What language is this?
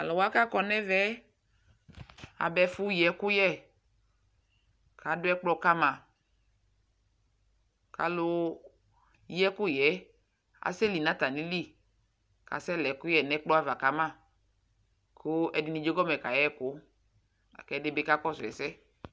Ikposo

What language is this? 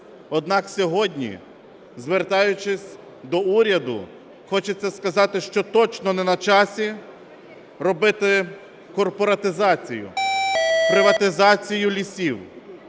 Ukrainian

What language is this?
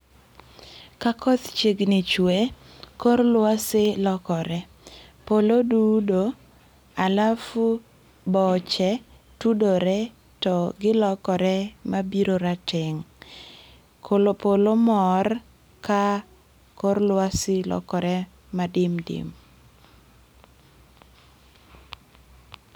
Luo (Kenya and Tanzania)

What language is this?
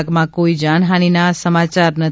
Gujarati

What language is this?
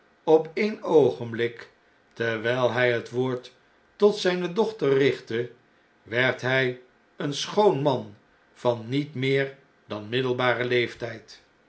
Dutch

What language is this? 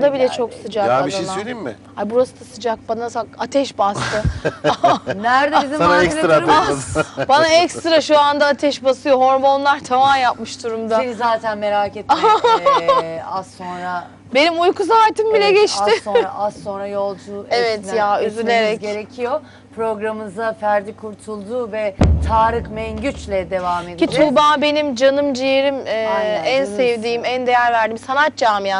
Turkish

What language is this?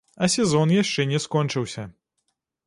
Belarusian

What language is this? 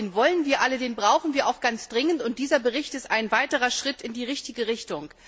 German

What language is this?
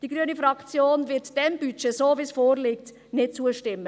Swiss German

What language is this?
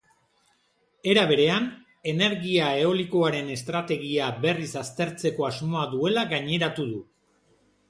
Basque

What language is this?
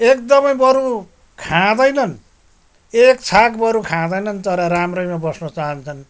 Nepali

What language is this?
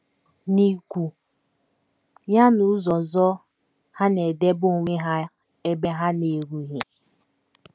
Igbo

